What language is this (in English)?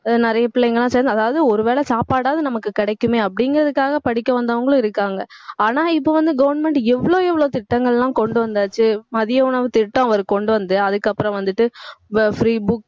Tamil